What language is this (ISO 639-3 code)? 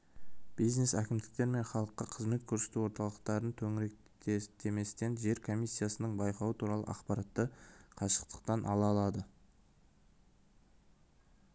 kaz